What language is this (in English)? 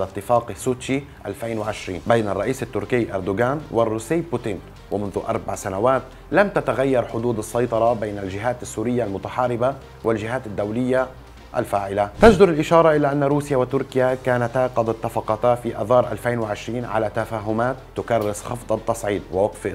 Arabic